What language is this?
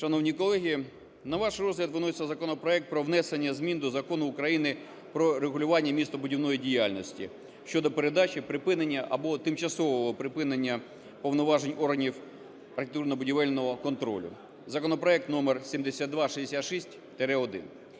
Ukrainian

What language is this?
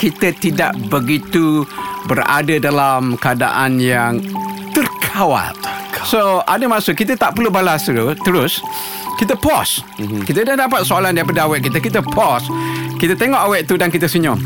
Malay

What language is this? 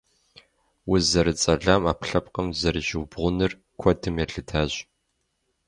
Kabardian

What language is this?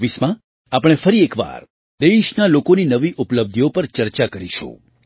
Gujarati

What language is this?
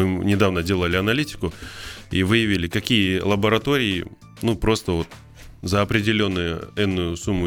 Russian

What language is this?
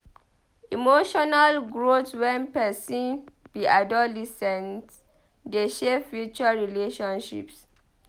Nigerian Pidgin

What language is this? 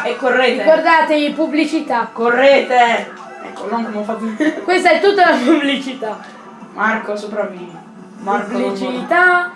Italian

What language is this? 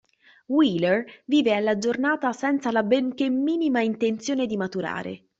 Italian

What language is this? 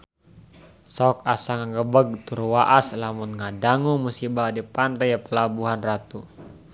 Sundanese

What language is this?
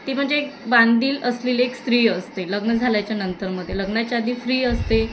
Marathi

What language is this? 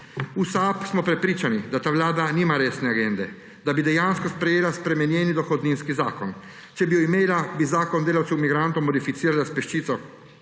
Slovenian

